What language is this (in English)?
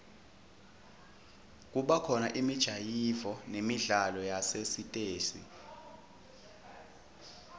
Swati